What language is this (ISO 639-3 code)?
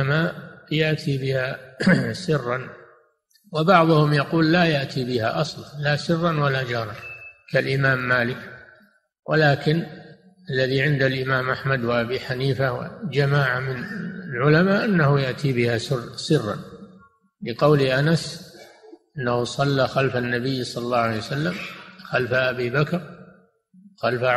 ara